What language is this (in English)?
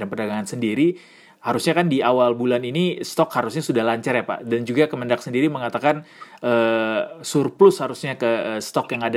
Indonesian